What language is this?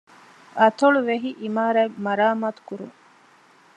Divehi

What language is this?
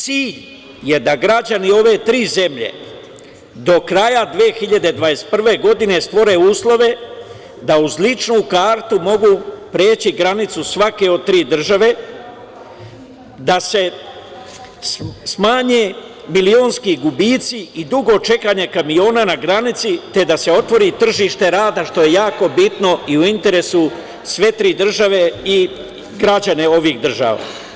Serbian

